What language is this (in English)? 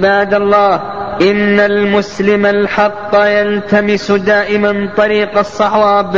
Arabic